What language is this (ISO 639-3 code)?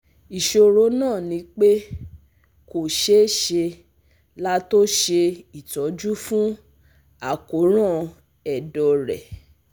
yor